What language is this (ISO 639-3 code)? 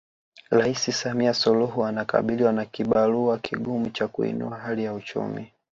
swa